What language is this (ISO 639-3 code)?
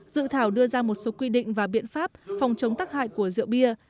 vie